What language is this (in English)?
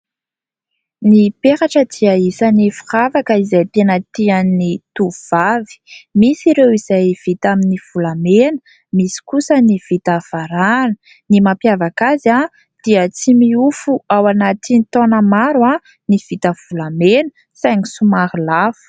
Malagasy